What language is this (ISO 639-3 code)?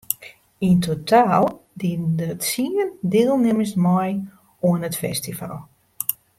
fry